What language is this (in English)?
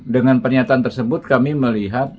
Indonesian